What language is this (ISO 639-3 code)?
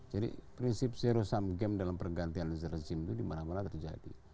ind